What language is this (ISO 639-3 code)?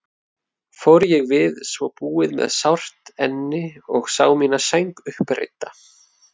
isl